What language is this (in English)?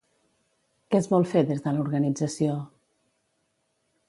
Catalan